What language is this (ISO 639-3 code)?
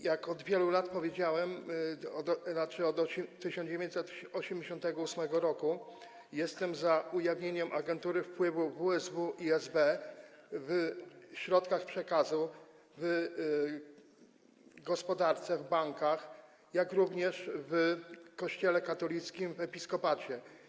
pol